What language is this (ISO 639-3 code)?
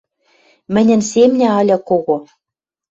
mrj